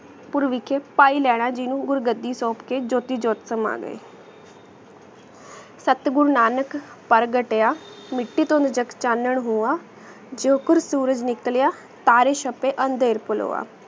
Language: Punjabi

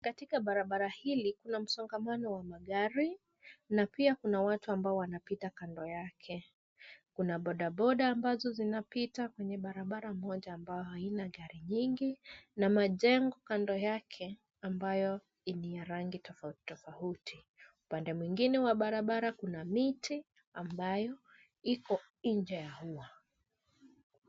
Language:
Swahili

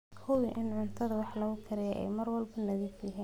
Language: Somali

